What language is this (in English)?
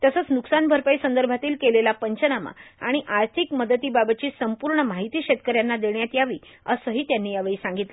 Marathi